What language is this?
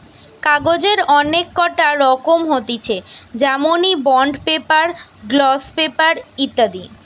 Bangla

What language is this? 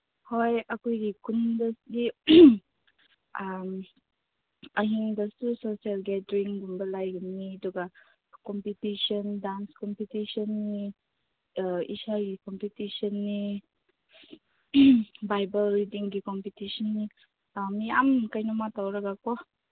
Manipuri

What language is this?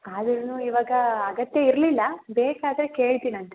Kannada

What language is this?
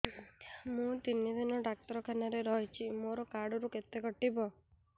Odia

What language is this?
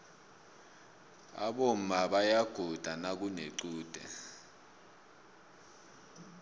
South Ndebele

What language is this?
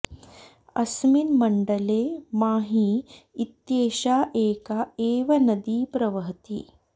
Sanskrit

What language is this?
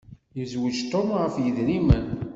Kabyle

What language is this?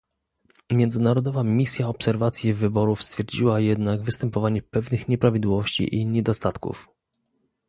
Polish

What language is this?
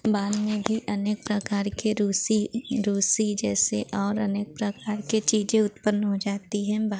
Hindi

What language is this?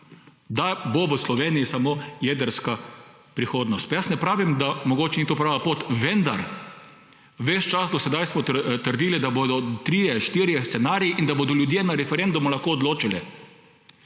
Slovenian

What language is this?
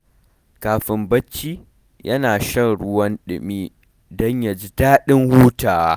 Hausa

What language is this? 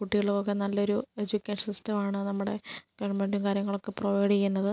Malayalam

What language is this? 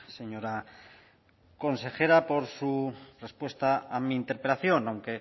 Spanish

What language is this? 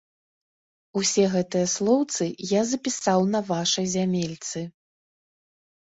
Belarusian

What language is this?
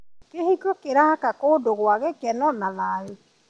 Kikuyu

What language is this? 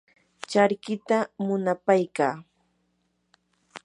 Yanahuanca Pasco Quechua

